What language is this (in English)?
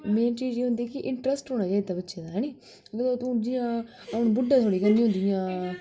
Dogri